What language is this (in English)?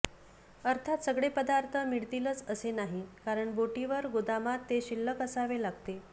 Marathi